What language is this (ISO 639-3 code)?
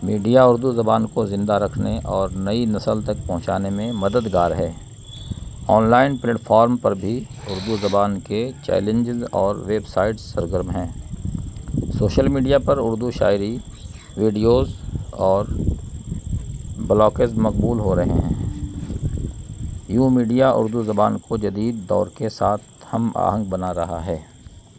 urd